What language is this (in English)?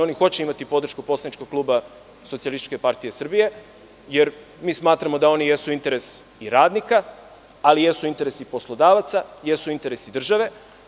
Serbian